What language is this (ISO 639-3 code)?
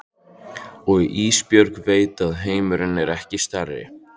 isl